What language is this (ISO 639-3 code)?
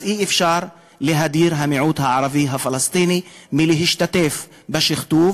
heb